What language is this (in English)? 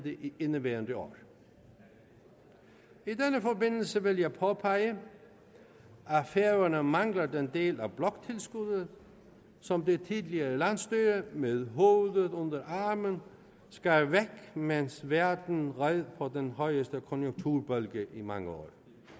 Danish